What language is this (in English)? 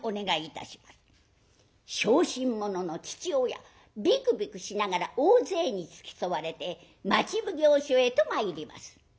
Japanese